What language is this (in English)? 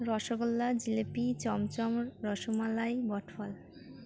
Bangla